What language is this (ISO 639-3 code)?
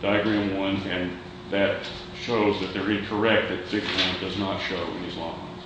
eng